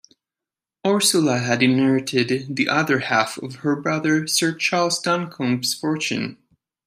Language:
English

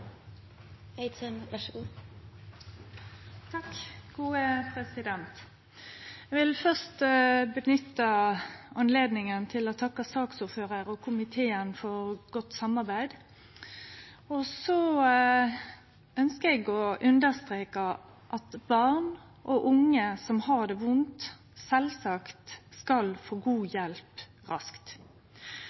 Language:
Norwegian Nynorsk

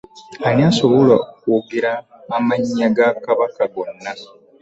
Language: Ganda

